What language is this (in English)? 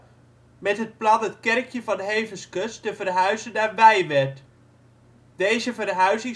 Dutch